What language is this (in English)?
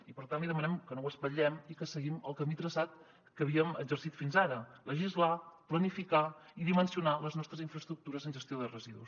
Catalan